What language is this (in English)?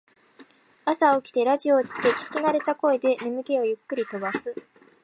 Japanese